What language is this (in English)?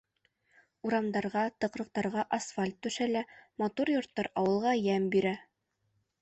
Bashkir